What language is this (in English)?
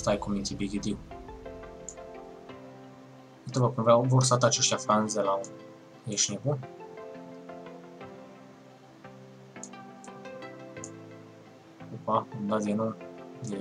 Romanian